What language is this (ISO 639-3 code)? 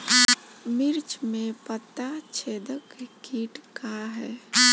bho